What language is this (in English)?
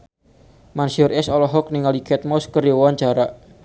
Sundanese